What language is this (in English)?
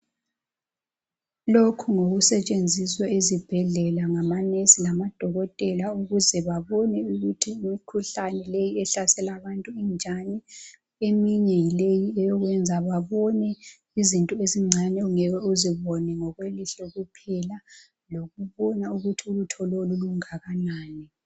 North Ndebele